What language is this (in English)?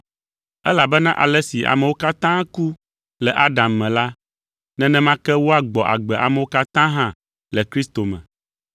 Ewe